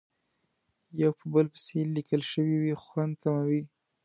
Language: Pashto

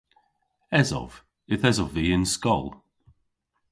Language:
Cornish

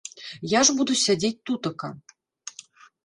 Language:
Belarusian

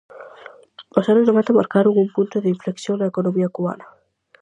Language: Galician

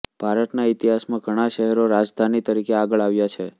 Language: Gujarati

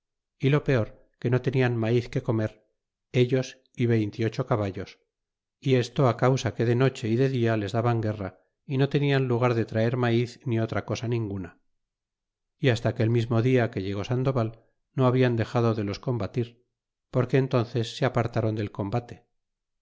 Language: Spanish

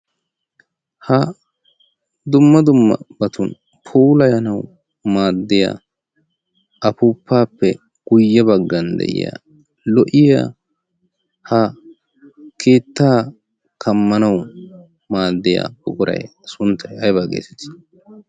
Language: Wolaytta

